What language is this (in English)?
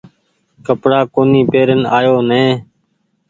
Goaria